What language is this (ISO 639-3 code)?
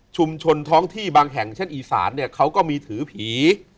tha